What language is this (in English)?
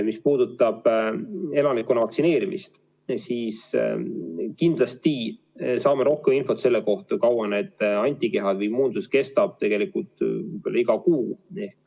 Estonian